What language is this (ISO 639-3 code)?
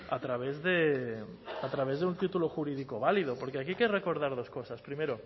spa